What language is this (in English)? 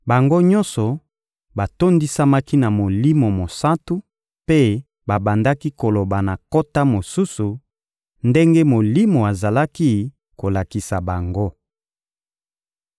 Lingala